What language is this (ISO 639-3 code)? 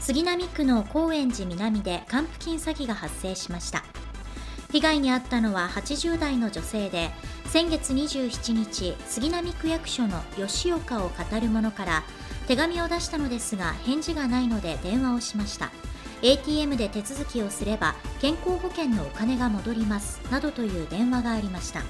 jpn